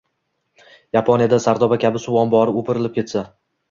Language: Uzbek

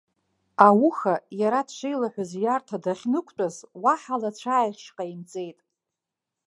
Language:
Abkhazian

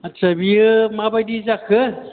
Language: Bodo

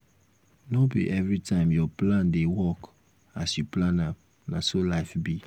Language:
Nigerian Pidgin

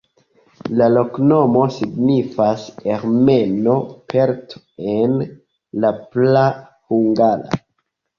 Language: Esperanto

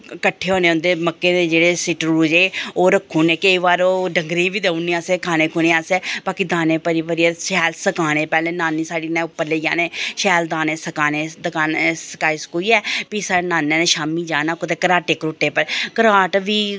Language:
Dogri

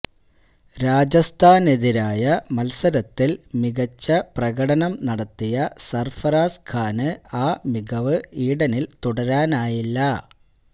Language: Malayalam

